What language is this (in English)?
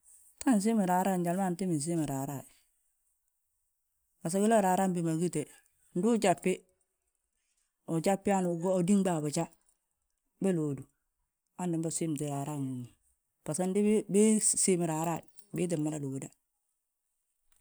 Balanta-Ganja